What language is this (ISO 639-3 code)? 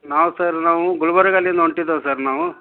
kan